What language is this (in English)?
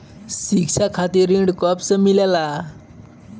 Bhojpuri